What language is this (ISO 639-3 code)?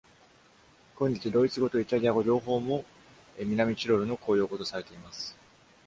jpn